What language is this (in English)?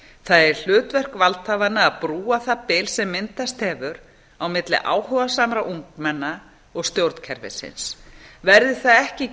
Icelandic